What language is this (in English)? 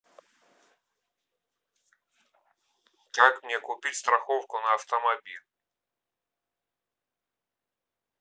Russian